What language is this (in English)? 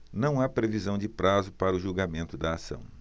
Portuguese